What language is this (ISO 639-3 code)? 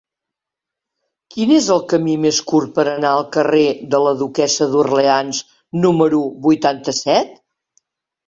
cat